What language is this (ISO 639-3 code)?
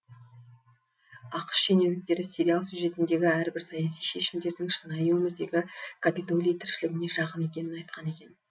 kaz